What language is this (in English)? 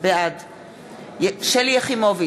Hebrew